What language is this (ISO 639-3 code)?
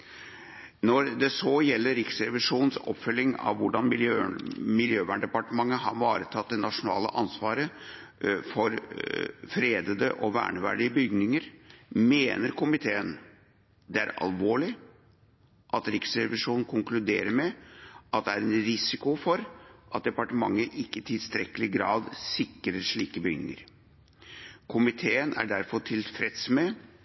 nob